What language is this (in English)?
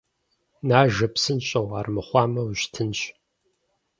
Kabardian